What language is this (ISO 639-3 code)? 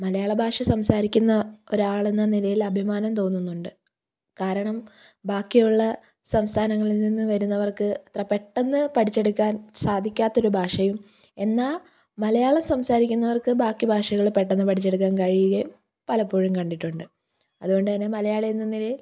mal